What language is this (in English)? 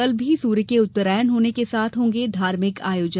Hindi